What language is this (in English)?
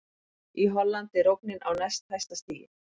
Icelandic